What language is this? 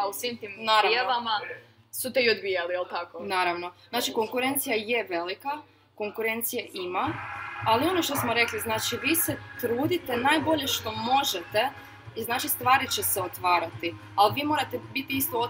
Croatian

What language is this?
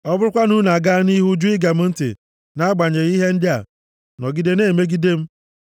Igbo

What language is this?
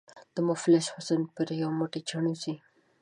Pashto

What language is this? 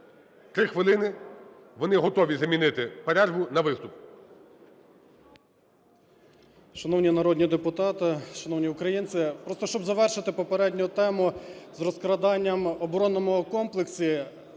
Ukrainian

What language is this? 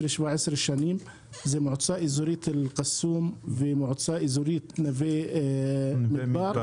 Hebrew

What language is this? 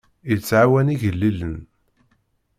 Kabyle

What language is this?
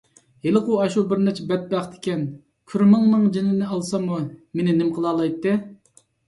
Uyghur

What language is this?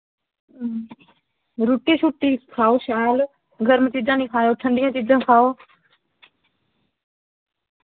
Dogri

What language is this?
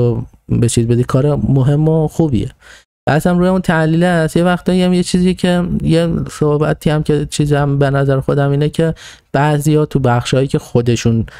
Persian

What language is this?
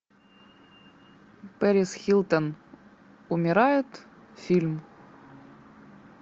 Russian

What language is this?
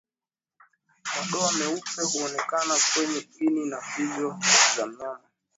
Swahili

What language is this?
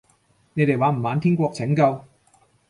Cantonese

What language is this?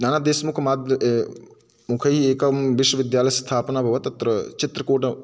Sanskrit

